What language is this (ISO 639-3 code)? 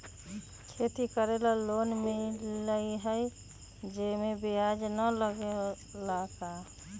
mag